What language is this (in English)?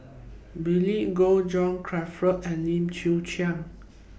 English